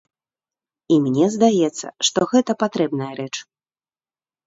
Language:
Belarusian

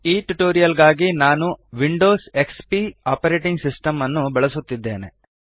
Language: Kannada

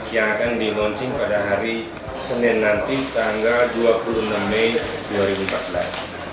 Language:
Indonesian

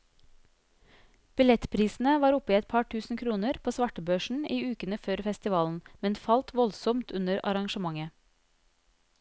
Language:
Norwegian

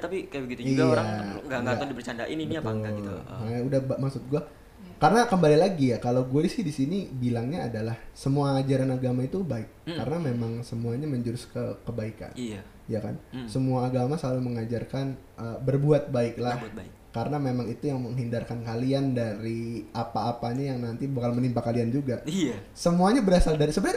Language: Indonesian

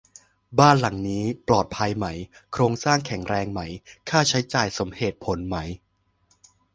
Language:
Thai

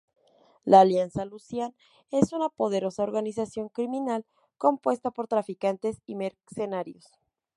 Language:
Spanish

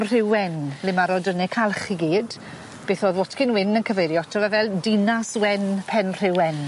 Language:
Welsh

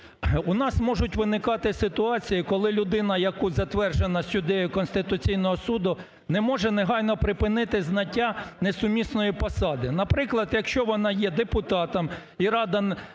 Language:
Ukrainian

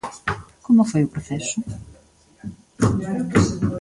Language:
Galician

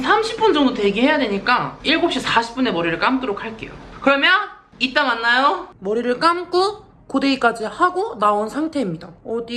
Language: Korean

